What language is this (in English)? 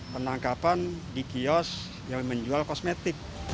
Indonesian